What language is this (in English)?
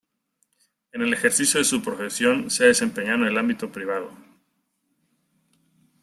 Spanish